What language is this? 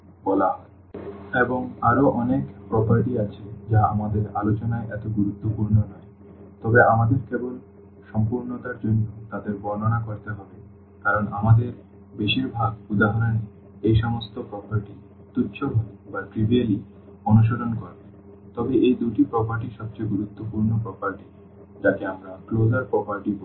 Bangla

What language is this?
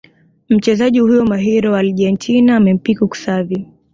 Swahili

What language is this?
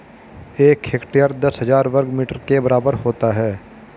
Hindi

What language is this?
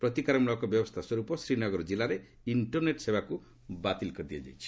Odia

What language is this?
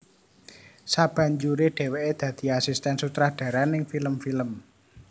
Javanese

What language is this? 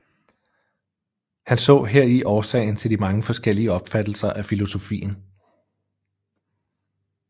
Danish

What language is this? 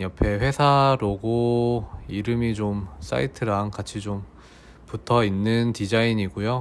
Korean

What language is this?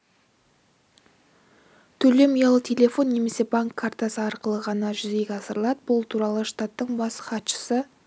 Kazakh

